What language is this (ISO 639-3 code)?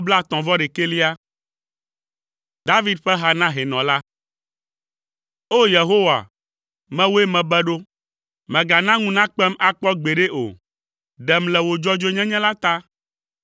ewe